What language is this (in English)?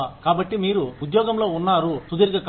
Telugu